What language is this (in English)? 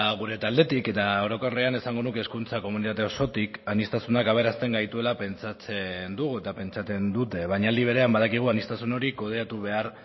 Basque